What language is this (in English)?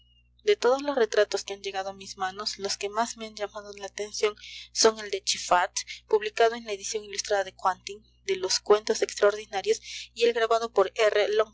Spanish